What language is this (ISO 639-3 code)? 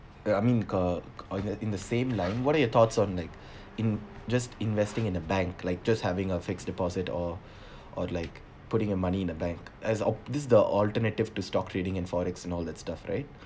eng